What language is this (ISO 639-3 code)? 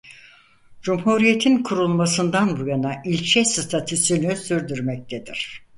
tur